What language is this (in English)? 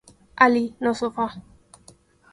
Galician